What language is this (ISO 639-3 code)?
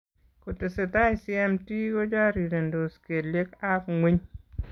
kln